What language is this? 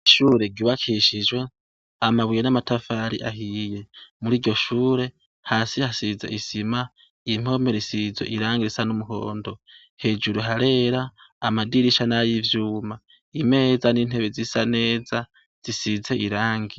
Rundi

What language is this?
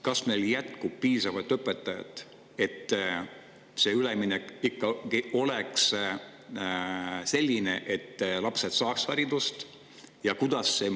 Estonian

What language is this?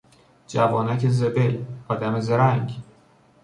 Persian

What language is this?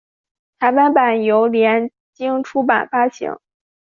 Chinese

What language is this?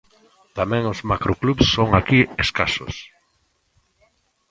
Galician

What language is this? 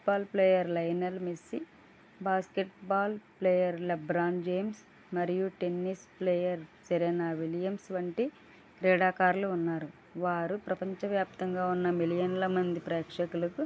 Telugu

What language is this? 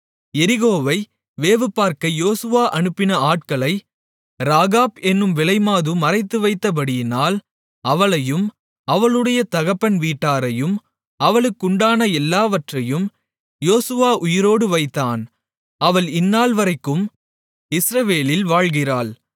Tamil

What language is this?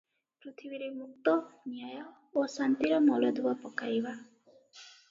Odia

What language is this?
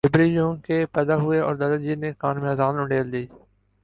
Urdu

